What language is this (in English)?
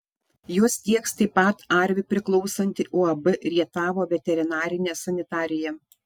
Lithuanian